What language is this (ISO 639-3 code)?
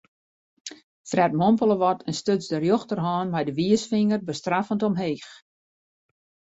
fry